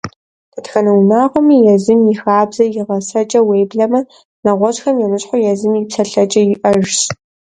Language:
Kabardian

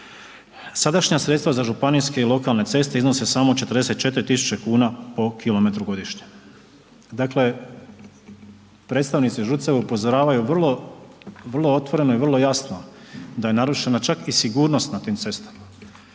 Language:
Croatian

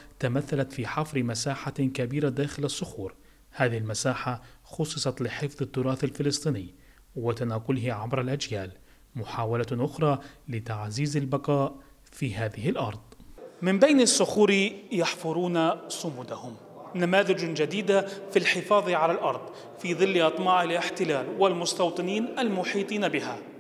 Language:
Arabic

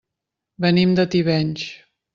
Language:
Catalan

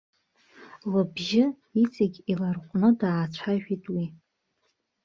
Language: Abkhazian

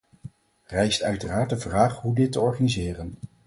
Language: Dutch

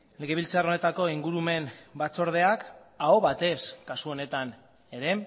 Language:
Basque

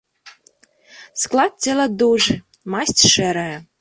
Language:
Belarusian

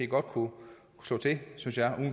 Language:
Danish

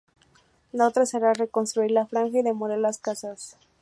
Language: Spanish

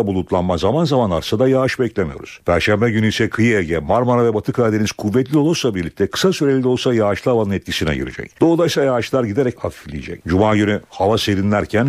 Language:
Turkish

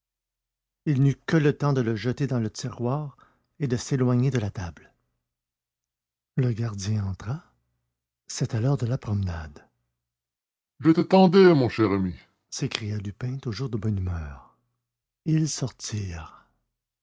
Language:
French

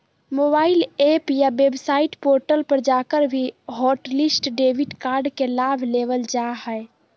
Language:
Magahi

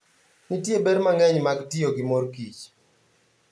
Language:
Luo (Kenya and Tanzania)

